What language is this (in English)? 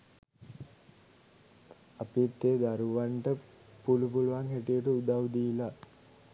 Sinhala